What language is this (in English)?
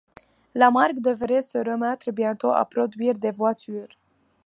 French